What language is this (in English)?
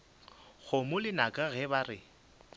Northern Sotho